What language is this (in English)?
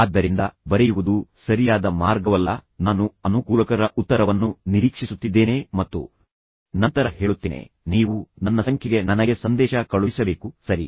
Kannada